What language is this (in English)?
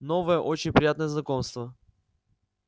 Russian